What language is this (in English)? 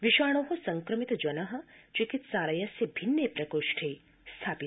Sanskrit